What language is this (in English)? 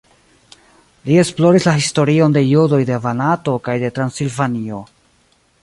Esperanto